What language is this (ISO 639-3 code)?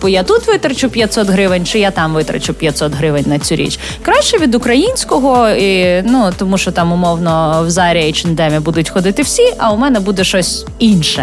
ukr